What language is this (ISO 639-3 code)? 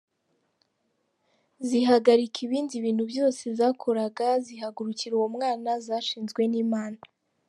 kin